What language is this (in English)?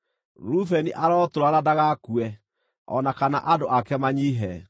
Kikuyu